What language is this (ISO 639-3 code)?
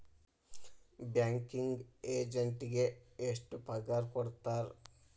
kan